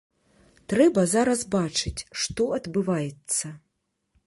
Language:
Belarusian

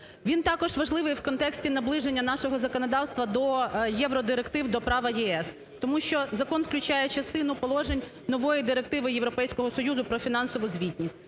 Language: Ukrainian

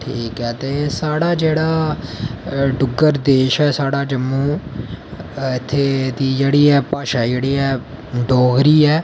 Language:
Dogri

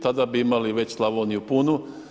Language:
Croatian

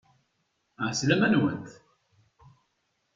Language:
Kabyle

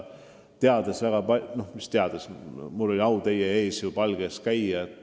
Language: Estonian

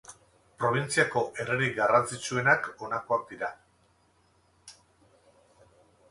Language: Basque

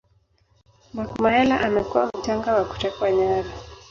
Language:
Swahili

